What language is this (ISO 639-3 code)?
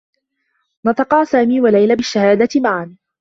ara